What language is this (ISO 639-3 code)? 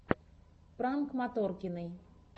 rus